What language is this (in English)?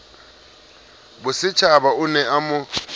Southern Sotho